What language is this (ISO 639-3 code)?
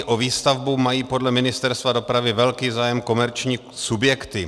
ces